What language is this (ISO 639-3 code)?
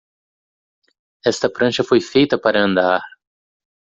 por